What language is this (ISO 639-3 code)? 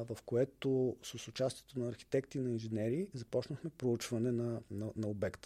bul